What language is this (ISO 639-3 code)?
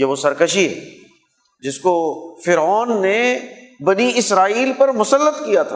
urd